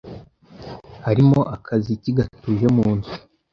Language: Kinyarwanda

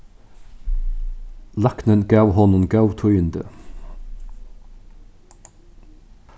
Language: Faroese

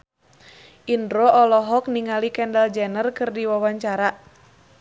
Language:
Sundanese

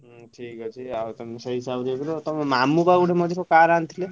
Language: Odia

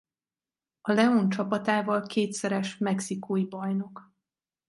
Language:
Hungarian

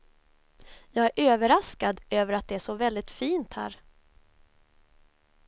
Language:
Swedish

